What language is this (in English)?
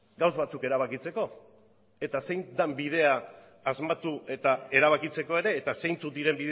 Basque